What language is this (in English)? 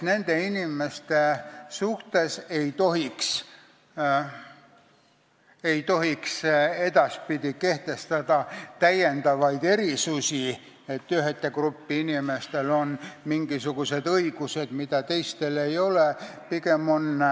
Estonian